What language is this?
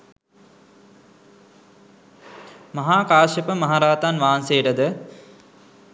Sinhala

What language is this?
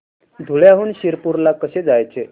Marathi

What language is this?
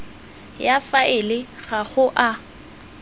Tswana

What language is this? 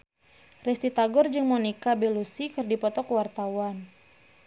Sundanese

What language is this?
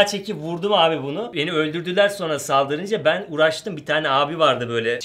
Turkish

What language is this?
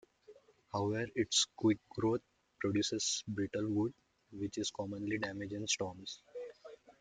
English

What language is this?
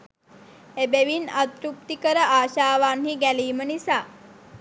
Sinhala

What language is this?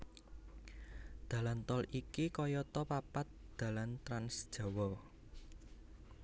Javanese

